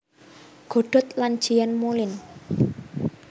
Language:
Javanese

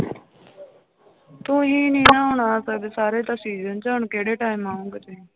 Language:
Punjabi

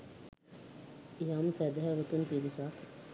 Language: Sinhala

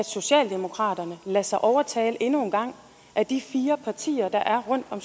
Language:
Danish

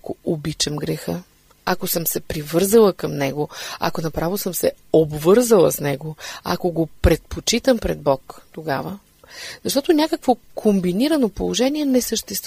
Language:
Bulgarian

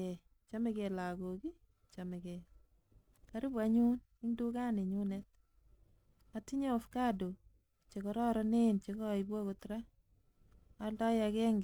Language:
Kalenjin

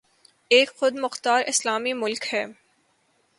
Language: Urdu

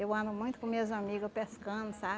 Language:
Portuguese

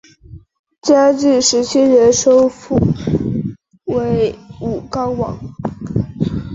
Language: Chinese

